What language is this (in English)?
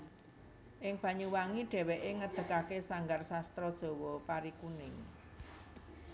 Javanese